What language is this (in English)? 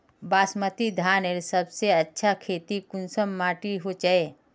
Magahi